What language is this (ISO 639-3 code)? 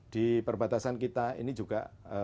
ind